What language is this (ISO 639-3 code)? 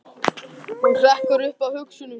isl